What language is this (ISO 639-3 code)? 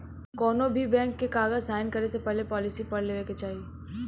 bho